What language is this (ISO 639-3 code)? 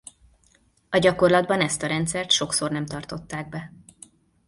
hun